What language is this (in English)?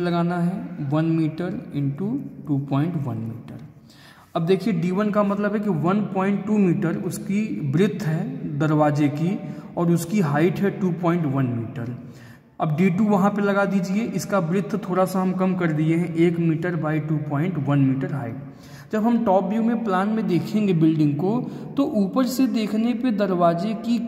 Hindi